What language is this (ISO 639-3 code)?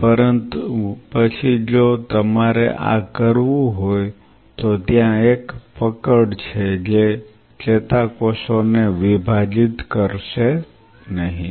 guj